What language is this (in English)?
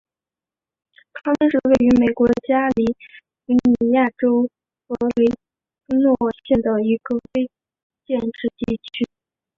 Chinese